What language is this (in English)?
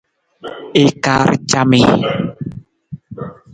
Nawdm